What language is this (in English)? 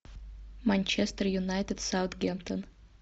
Russian